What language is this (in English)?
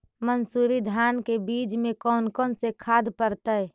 Magahi